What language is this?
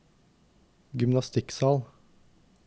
Norwegian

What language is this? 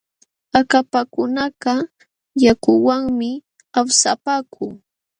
Jauja Wanca Quechua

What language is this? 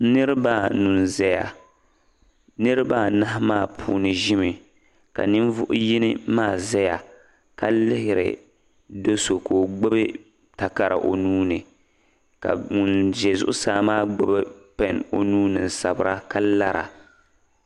Dagbani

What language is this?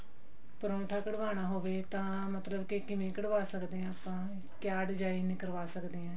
Punjabi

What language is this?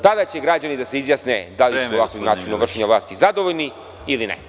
Serbian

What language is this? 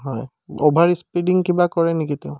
Assamese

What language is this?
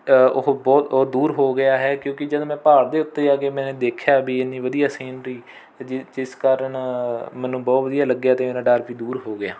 Punjabi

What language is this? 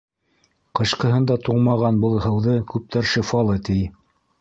Bashkir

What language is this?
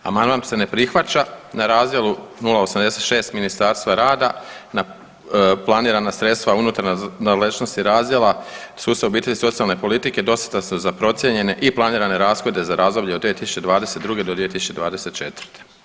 Croatian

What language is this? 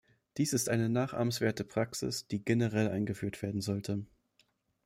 German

